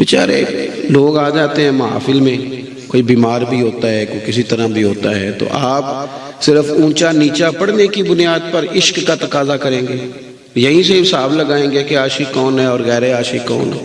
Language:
Hindi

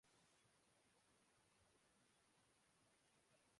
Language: Urdu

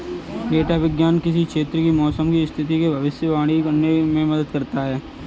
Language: Hindi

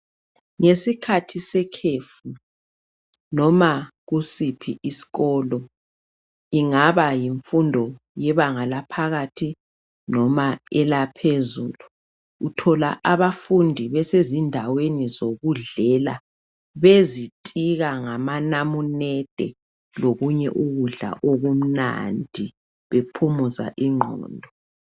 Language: North Ndebele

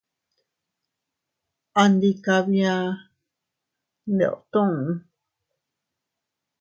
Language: Teutila Cuicatec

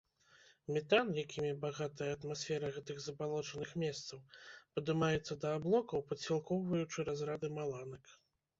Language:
Belarusian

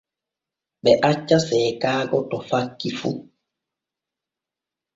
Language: Borgu Fulfulde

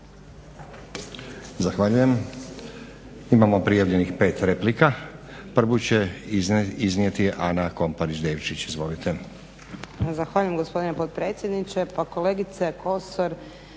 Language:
Croatian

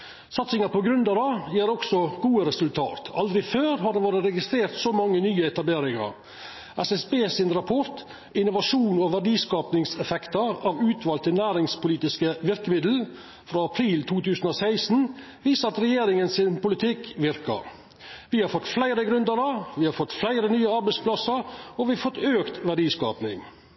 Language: Norwegian Nynorsk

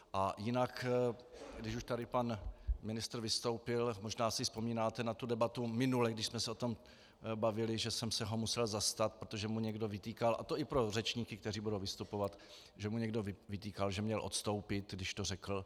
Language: Czech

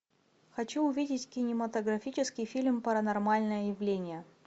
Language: Russian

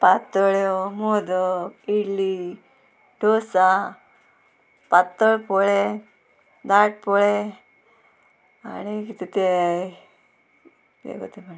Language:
Konkani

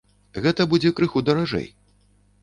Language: Belarusian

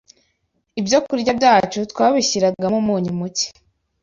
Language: Kinyarwanda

